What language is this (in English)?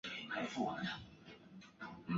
Chinese